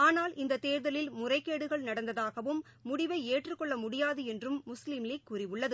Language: Tamil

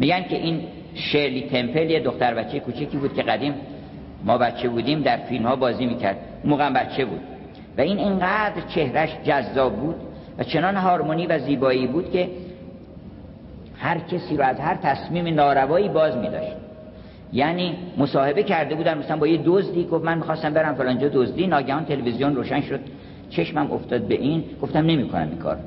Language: Persian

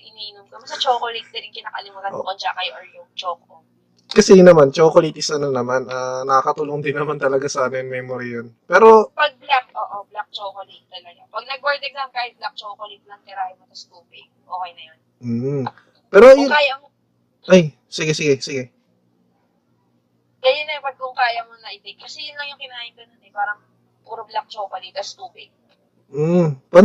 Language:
Filipino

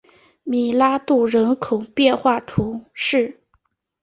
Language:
Chinese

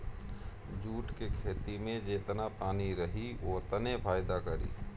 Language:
Bhojpuri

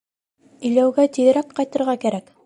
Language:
Bashkir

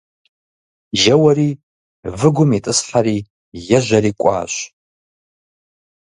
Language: Kabardian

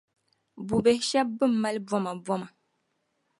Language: Dagbani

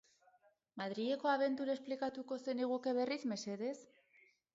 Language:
Basque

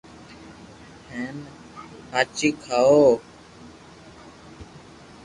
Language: Loarki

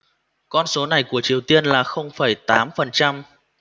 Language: Vietnamese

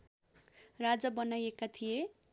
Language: Nepali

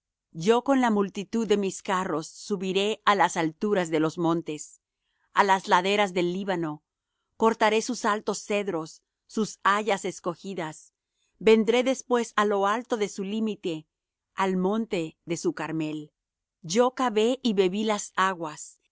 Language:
Spanish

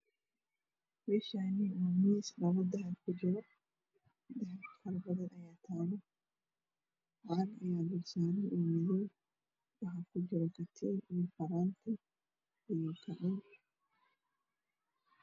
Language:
Somali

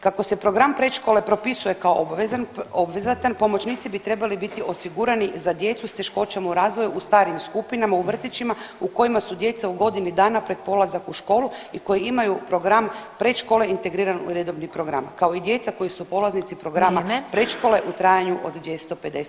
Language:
Croatian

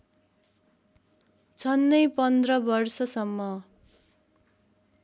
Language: Nepali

